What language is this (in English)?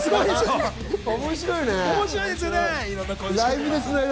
Japanese